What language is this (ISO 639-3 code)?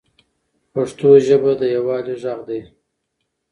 pus